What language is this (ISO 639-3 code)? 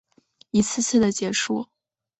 zho